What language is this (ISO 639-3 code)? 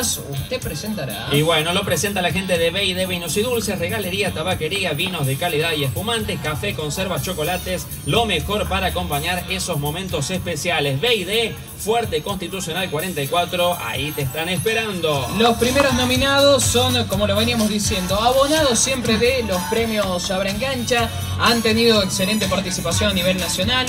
spa